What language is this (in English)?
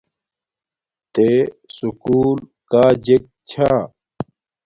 Domaaki